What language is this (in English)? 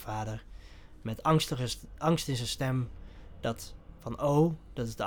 Dutch